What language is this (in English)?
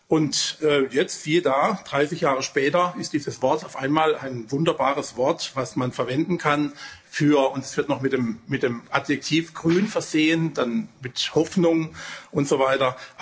German